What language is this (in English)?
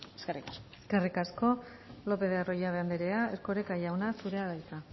Basque